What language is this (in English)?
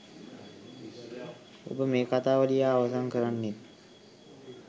Sinhala